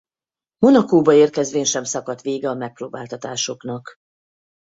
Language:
Hungarian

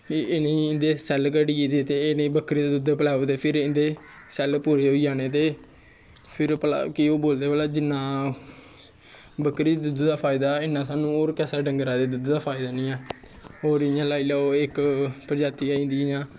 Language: Dogri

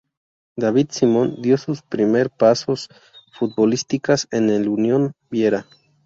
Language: Spanish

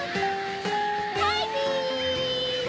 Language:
Japanese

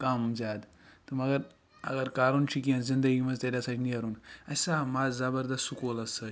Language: Kashmiri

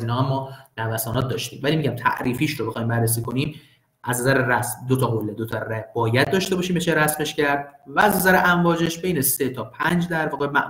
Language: Persian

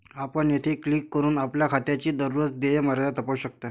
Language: Marathi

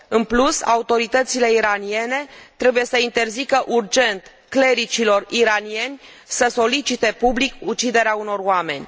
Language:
Romanian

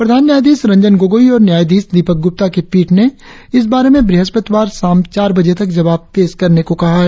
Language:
Hindi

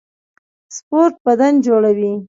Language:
Pashto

